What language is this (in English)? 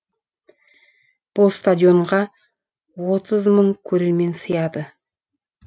Kazakh